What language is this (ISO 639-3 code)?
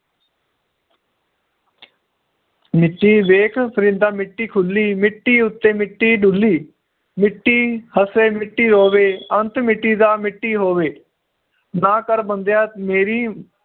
pan